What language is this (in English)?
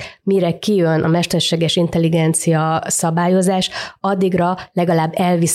Hungarian